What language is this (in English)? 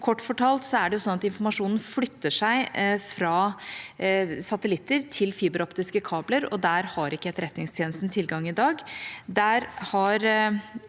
Norwegian